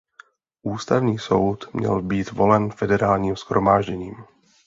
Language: Czech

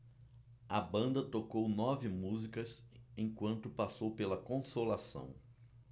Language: Portuguese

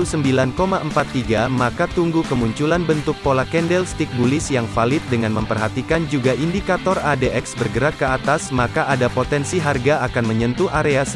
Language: Indonesian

